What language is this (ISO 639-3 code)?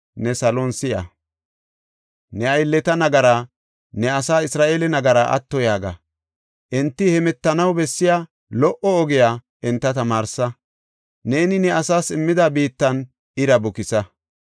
gof